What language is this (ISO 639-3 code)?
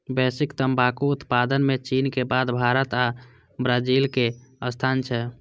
mai